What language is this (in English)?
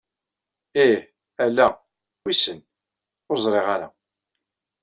Kabyle